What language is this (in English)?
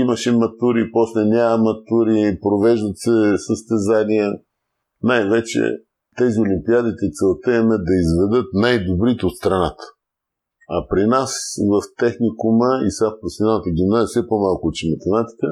Bulgarian